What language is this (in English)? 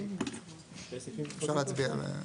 Hebrew